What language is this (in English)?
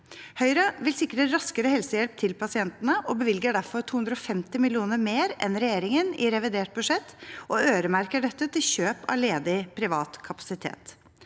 Norwegian